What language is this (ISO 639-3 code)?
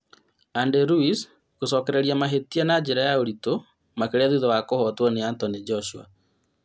kik